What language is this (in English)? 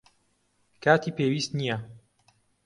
Central Kurdish